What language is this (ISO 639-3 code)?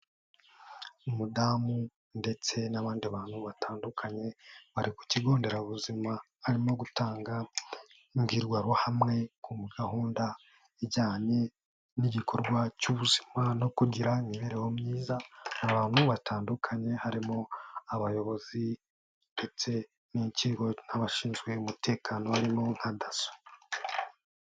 kin